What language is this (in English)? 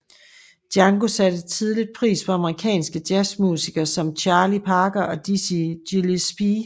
Danish